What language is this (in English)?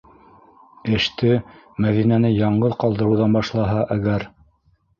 Bashkir